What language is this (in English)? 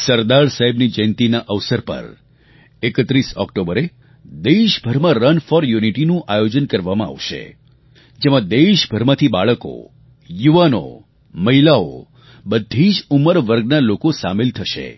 Gujarati